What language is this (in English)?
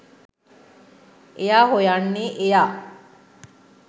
Sinhala